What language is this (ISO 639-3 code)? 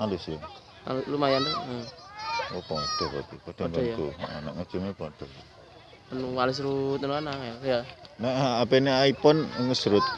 ind